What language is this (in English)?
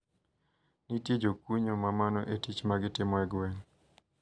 Luo (Kenya and Tanzania)